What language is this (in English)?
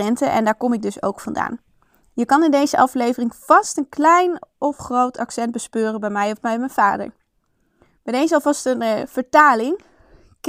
Dutch